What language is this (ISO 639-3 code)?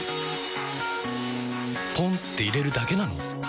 jpn